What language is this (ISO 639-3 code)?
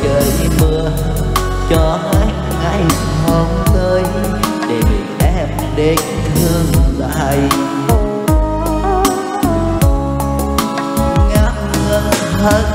vie